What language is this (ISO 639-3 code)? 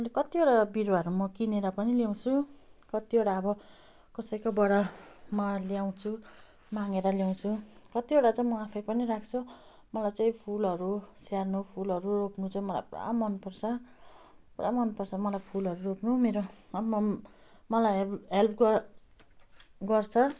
nep